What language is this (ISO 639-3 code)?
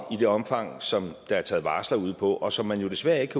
dan